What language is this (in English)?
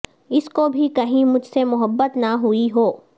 Urdu